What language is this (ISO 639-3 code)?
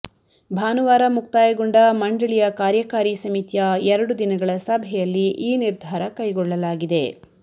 kan